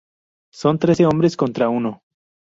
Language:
Spanish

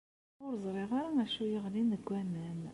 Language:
Kabyle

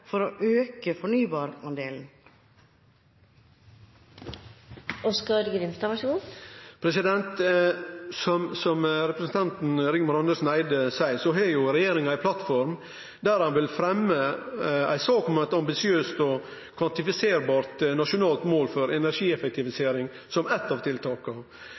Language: Norwegian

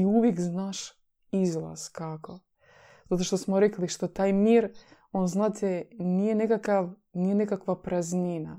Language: Croatian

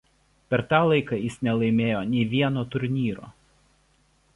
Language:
Lithuanian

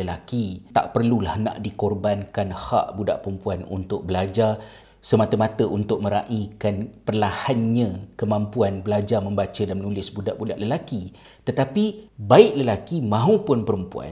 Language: Malay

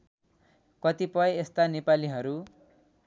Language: Nepali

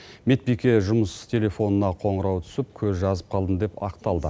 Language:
Kazakh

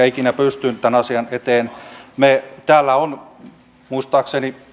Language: Finnish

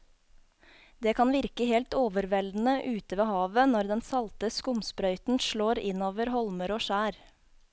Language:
Norwegian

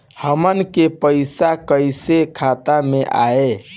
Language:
Bhojpuri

